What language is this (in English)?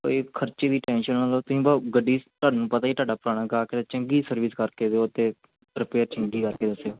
Punjabi